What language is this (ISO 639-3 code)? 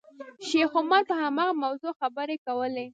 pus